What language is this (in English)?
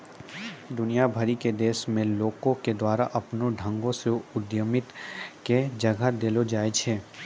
Maithili